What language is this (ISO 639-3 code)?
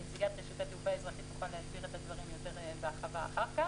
heb